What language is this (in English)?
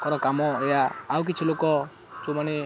Odia